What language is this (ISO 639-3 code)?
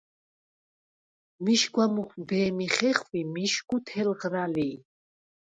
sva